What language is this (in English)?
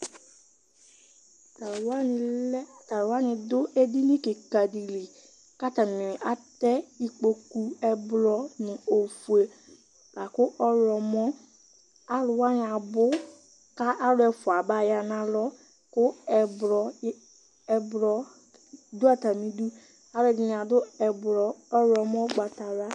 Ikposo